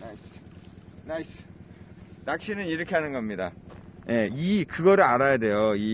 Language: Korean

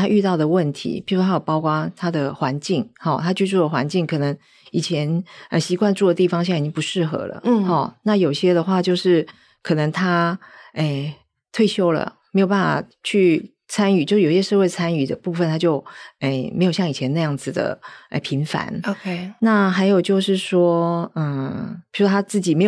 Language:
Chinese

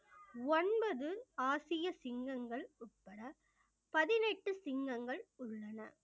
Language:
Tamil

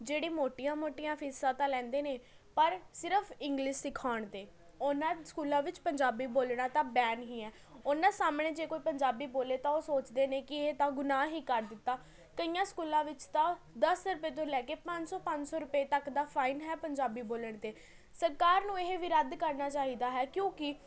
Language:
Punjabi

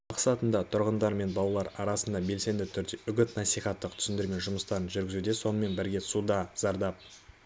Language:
Kazakh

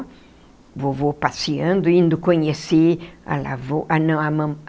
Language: Portuguese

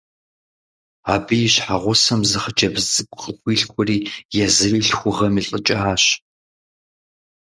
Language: Kabardian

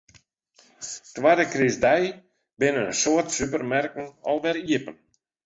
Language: Western Frisian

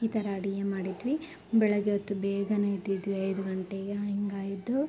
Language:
Kannada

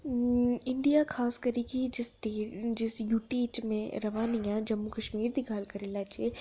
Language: Dogri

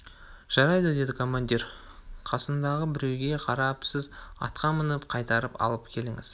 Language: Kazakh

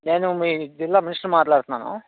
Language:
Telugu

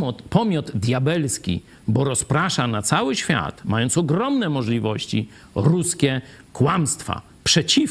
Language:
Polish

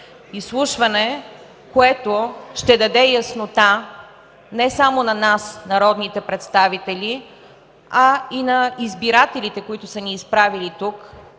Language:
Bulgarian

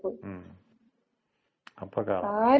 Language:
Malayalam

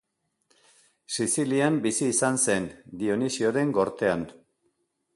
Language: Basque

